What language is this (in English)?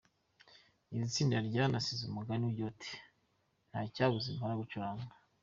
Kinyarwanda